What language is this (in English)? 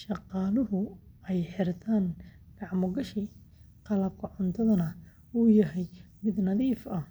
Somali